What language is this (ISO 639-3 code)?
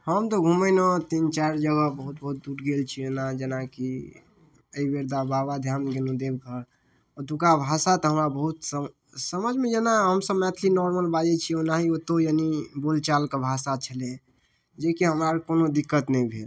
mai